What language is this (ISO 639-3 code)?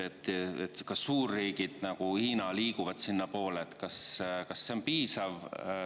est